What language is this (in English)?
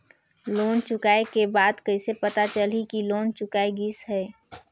Chhattisgarhi